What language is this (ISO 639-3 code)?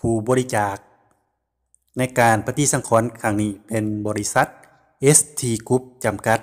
tha